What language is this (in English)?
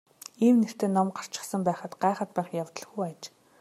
Mongolian